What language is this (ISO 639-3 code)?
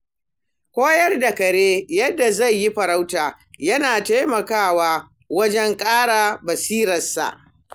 hau